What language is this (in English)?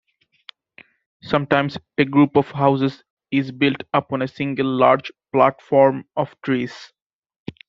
English